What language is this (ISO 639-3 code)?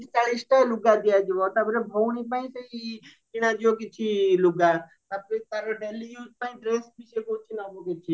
ori